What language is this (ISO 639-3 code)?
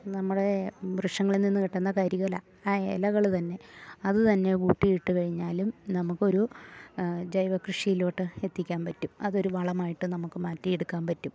mal